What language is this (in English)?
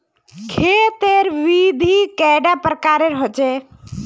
Magahi